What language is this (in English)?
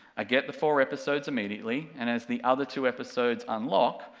English